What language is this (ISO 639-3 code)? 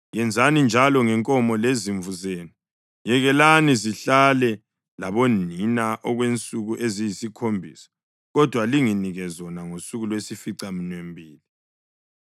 nde